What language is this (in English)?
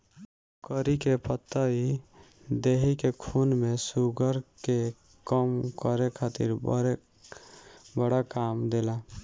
Bhojpuri